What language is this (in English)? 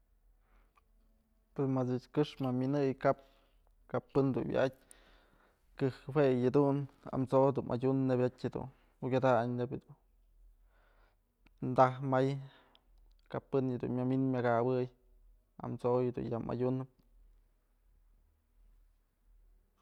Mazatlán Mixe